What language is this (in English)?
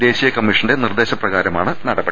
Malayalam